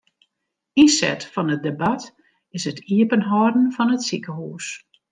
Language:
Western Frisian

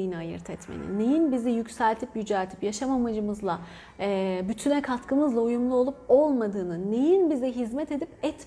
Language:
Turkish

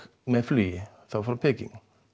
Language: Icelandic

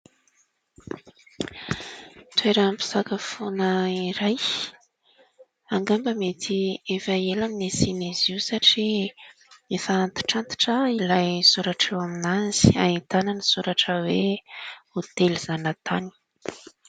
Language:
Malagasy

